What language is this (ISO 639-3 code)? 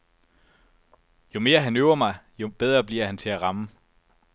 dan